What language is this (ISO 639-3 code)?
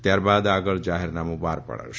guj